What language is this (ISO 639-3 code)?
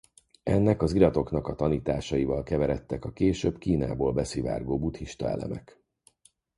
hun